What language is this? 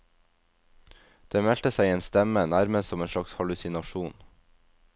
Norwegian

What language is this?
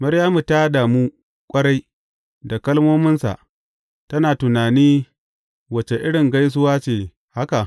Hausa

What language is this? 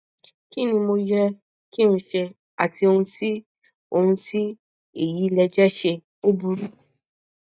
Yoruba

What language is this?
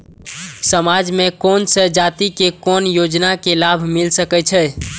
Maithili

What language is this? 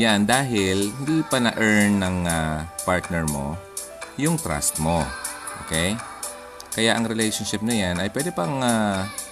Filipino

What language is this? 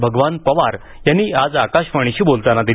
Marathi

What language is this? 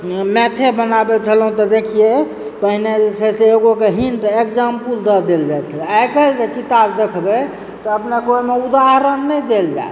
Maithili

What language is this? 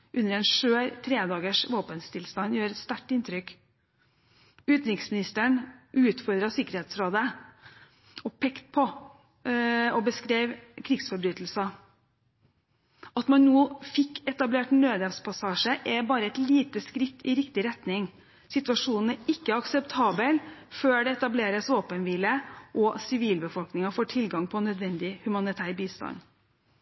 Norwegian Bokmål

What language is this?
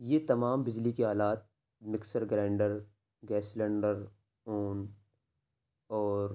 Urdu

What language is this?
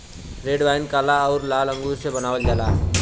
Bhojpuri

